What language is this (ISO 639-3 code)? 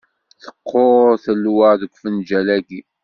kab